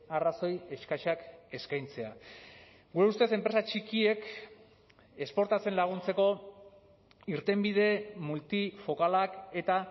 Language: Basque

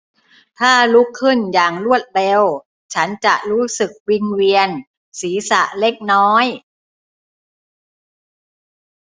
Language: Thai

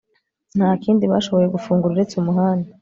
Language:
Kinyarwanda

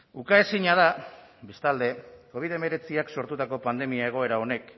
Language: Basque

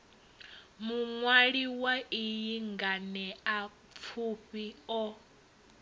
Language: Venda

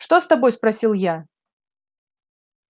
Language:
Russian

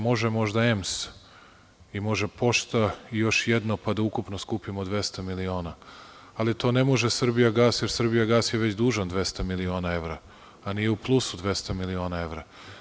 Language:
Serbian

